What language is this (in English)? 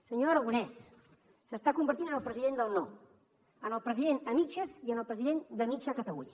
Catalan